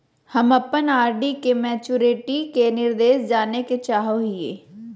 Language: Magahi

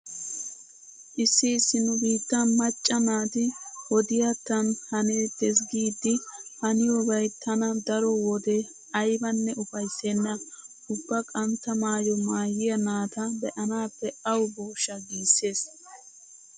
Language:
Wolaytta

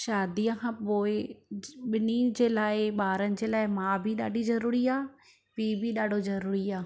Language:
Sindhi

